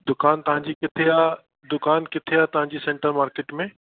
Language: Sindhi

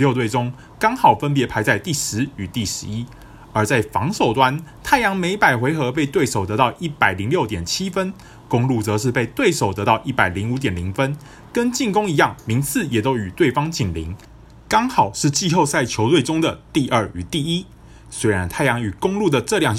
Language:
Chinese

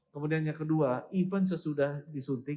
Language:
Indonesian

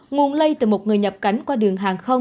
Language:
Vietnamese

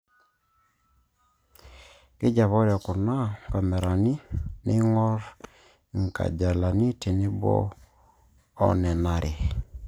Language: Masai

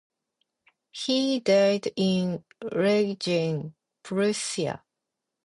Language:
English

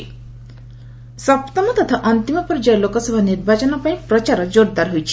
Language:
Odia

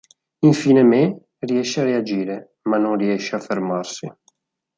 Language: Italian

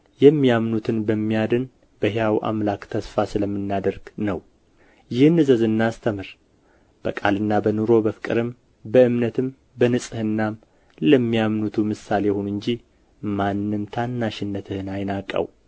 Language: Amharic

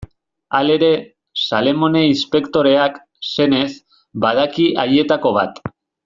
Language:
Basque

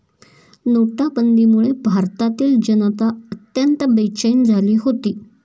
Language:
Marathi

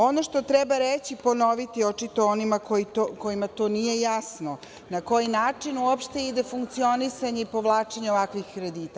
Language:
Serbian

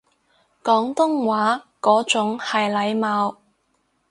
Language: Cantonese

